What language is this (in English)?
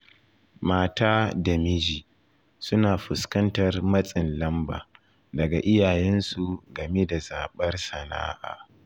Hausa